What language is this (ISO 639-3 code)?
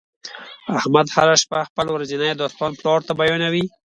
pus